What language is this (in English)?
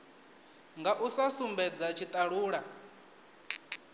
Venda